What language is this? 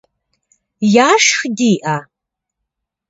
Kabardian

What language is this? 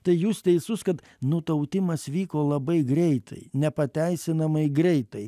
Lithuanian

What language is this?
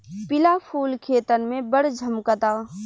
Bhojpuri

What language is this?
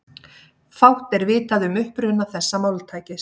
Icelandic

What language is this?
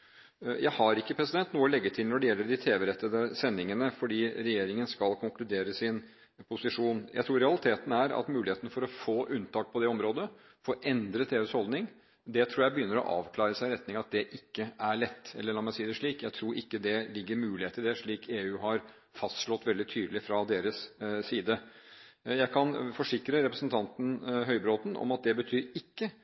Norwegian Bokmål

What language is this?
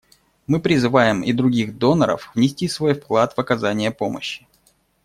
Russian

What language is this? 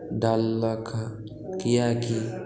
Maithili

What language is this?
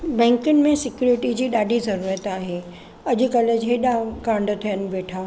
Sindhi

